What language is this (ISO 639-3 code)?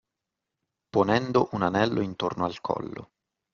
ita